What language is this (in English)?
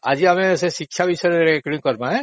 Odia